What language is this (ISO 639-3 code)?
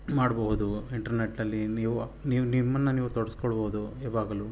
kan